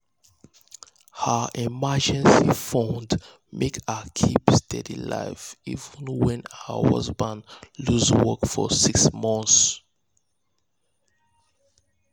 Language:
Nigerian Pidgin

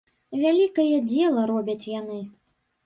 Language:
Belarusian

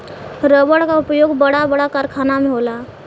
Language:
Bhojpuri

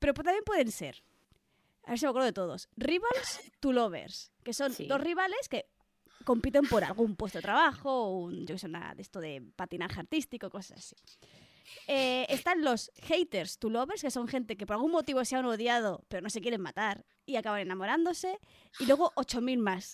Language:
Spanish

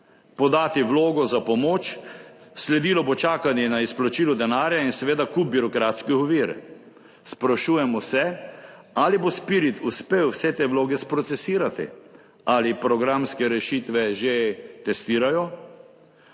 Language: Slovenian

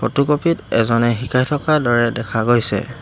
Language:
Assamese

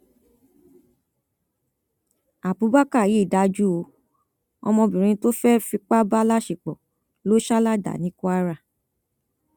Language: Yoruba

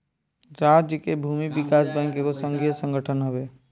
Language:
Bhojpuri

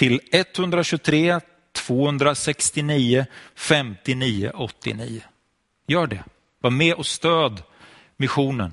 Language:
Swedish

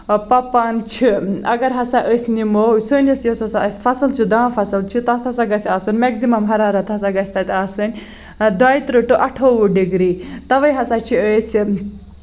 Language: Kashmiri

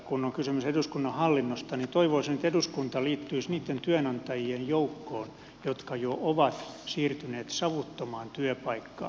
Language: Finnish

